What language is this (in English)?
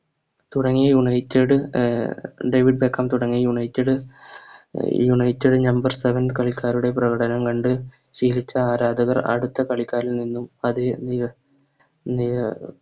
Malayalam